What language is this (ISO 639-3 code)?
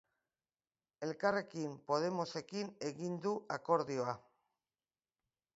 eus